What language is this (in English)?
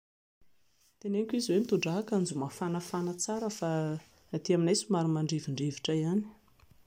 Malagasy